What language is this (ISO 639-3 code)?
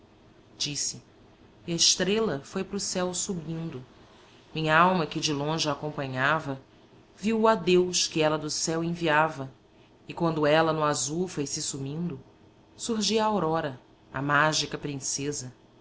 por